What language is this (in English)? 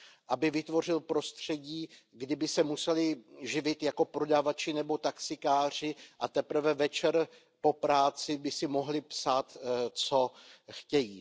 Czech